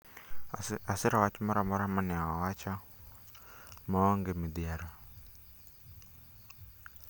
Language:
Luo (Kenya and Tanzania)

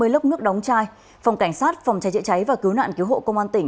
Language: Vietnamese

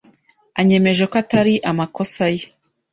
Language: Kinyarwanda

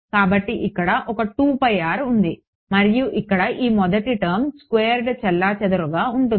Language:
Telugu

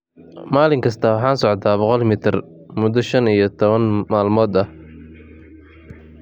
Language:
Somali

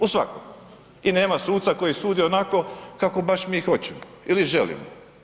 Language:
Croatian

